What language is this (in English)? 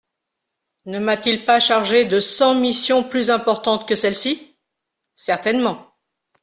French